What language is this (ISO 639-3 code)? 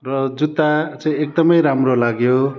nep